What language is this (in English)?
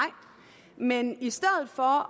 Danish